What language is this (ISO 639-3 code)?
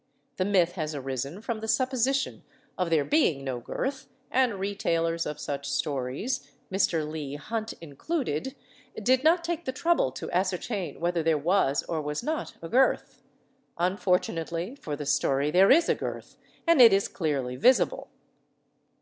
eng